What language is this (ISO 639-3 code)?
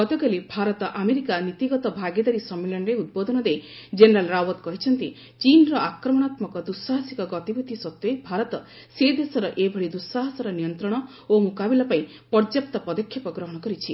ori